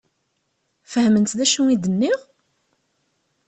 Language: Kabyle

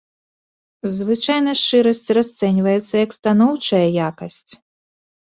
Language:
Belarusian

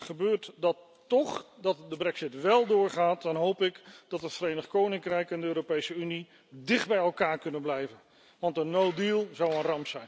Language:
Dutch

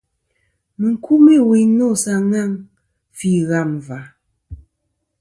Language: Kom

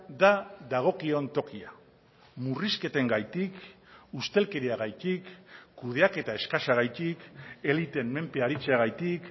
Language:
Basque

